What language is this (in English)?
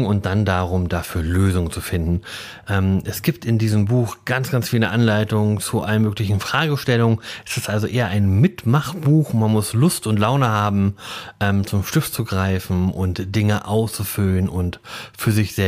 German